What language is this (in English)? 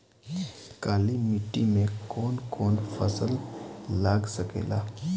Bhojpuri